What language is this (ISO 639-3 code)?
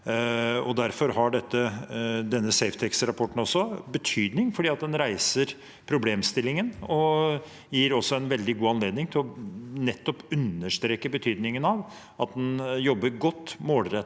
nor